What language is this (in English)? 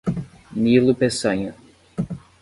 Portuguese